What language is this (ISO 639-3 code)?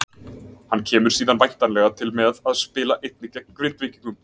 isl